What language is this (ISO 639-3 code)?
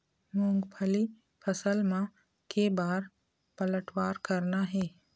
hne